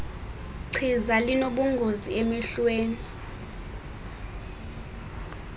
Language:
Xhosa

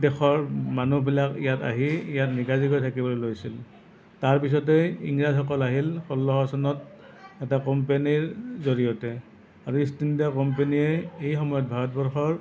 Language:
Assamese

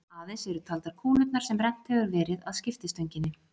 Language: Icelandic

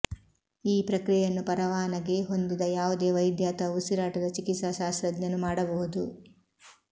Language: Kannada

